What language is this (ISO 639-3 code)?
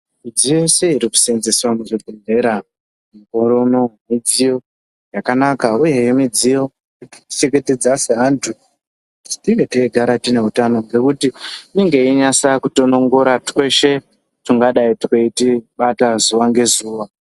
ndc